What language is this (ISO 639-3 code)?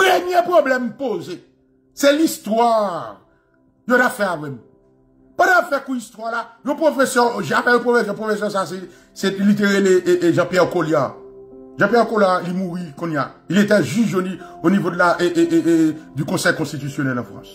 fra